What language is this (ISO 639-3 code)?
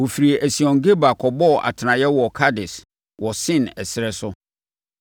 aka